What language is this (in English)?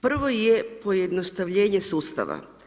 Croatian